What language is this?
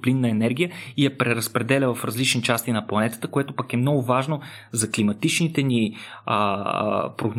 Bulgarian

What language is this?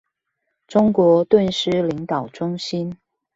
Chinese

